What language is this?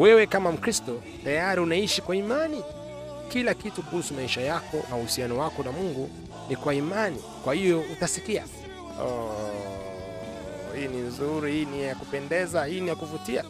Swahili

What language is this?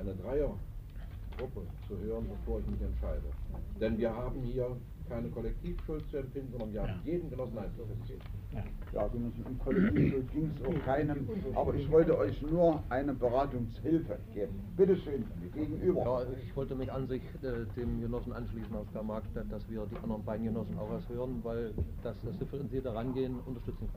German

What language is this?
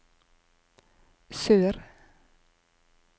Norwegian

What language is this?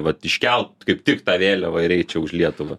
Lithuanian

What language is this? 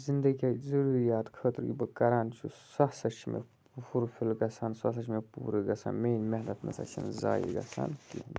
Kashmiri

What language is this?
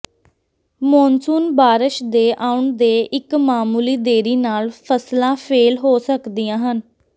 Punjabi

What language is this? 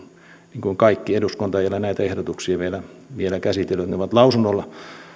Finnish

